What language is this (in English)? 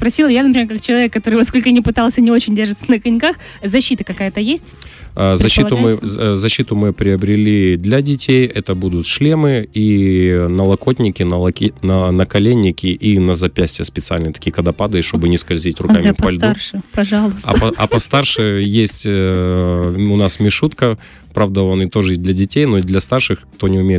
Russian